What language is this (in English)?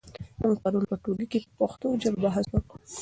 Pashto